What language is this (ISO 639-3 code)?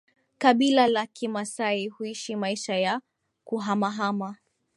swa